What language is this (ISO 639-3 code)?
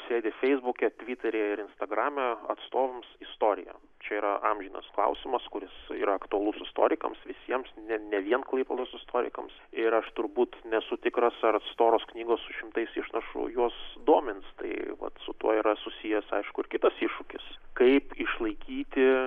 lit